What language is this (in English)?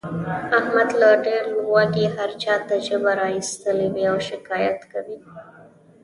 Pashto